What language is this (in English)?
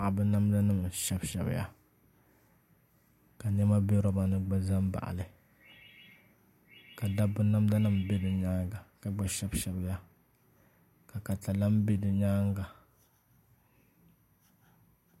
Dagbani